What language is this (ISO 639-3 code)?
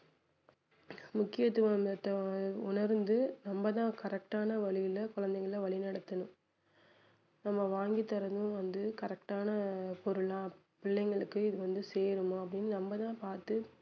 tam